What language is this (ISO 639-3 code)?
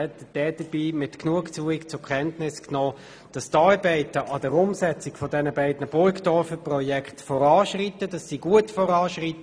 gsw